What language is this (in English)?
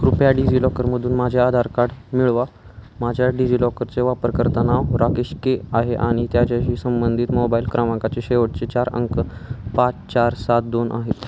Marathi